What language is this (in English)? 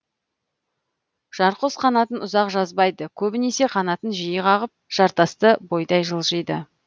Kazakh